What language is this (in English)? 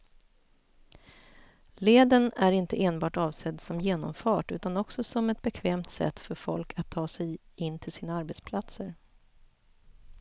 Swedish